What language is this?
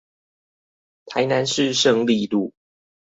Chinese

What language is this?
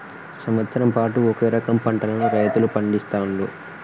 Telugu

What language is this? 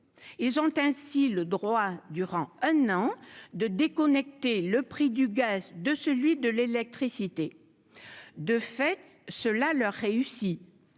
French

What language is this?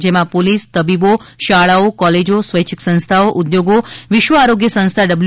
Gujarati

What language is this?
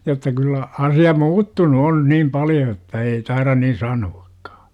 Finnish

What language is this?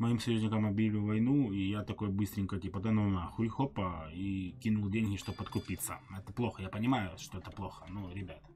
Russian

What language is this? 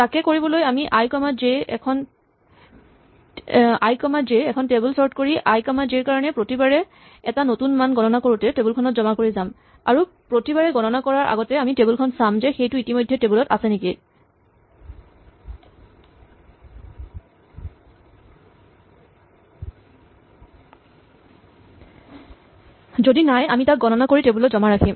Assamese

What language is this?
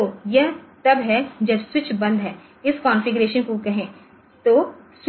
Hindi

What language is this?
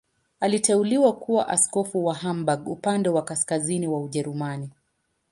Swahili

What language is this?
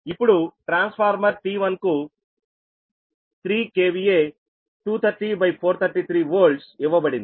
Telugu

